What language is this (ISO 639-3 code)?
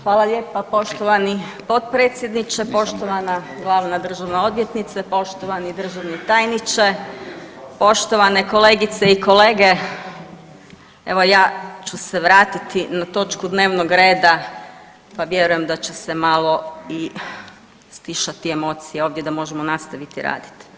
hrv